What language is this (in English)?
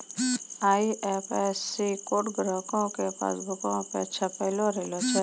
Maithili